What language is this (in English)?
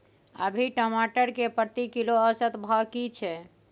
Maithili